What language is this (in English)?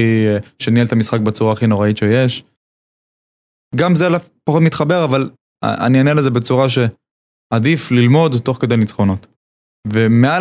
Hebrew